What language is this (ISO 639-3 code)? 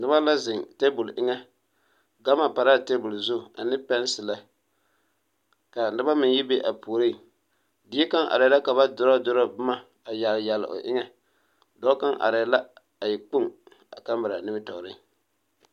dga